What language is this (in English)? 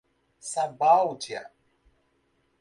Portuguese